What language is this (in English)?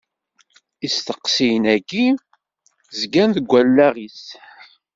Kabyle